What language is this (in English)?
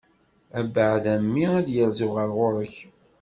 Kabyle